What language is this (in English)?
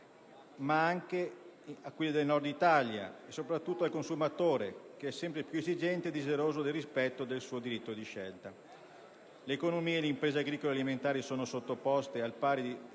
Italian